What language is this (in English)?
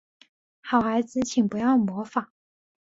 Chinese